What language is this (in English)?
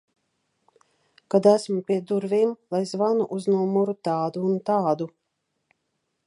Latvian